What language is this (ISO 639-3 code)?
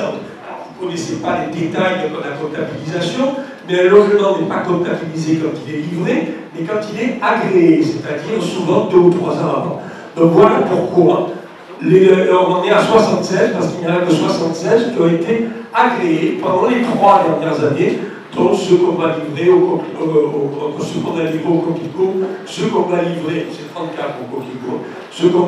fra